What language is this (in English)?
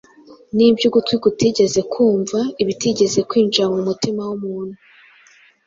Kinyarwanda